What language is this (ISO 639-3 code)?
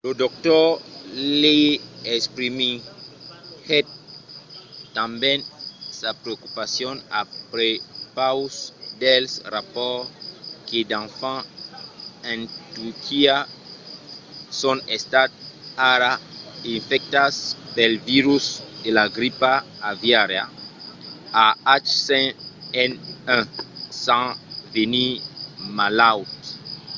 oci